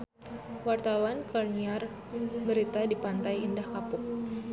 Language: Sundanese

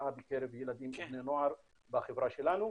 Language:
Hebrew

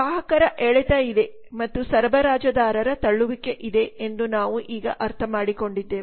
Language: Kannada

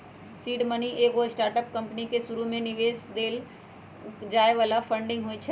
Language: Magahi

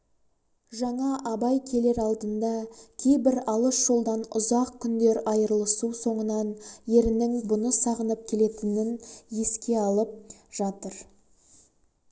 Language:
Kazakh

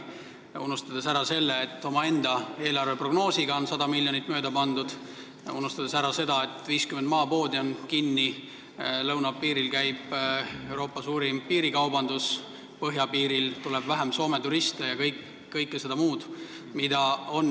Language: Estonian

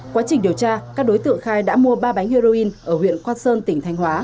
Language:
Vietnamese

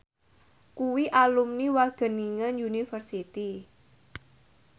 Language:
Javanese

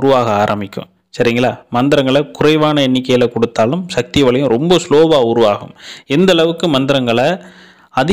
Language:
Vietnamese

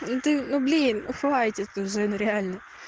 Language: Russian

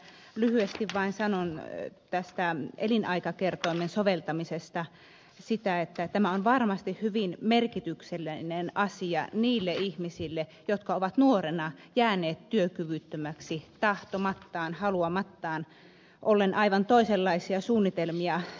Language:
Finnish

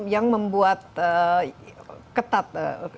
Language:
Indonesian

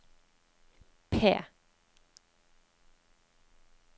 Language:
Norwegian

